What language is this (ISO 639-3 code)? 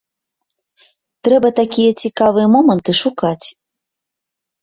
bel